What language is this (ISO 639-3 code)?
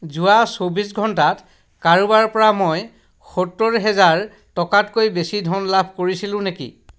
asm